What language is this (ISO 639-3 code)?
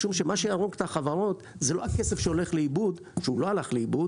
heb